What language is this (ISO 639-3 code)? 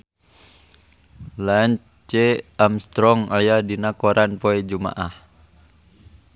sun